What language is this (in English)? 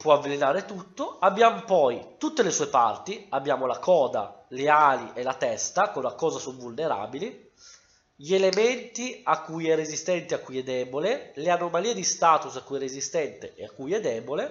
Italian